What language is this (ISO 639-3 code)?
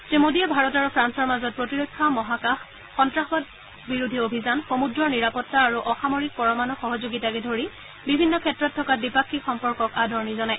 asm